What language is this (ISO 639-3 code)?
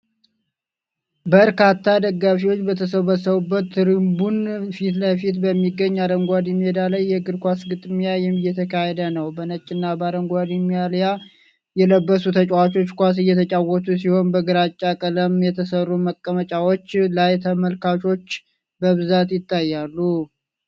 amh